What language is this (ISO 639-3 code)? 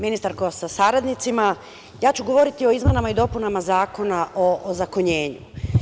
srp